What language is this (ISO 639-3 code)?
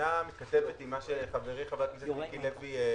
heb